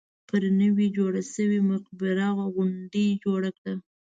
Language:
Pashto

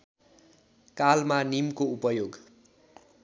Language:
Nepali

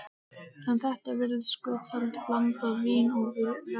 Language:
Icelandic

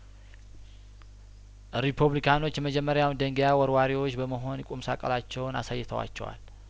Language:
Amharic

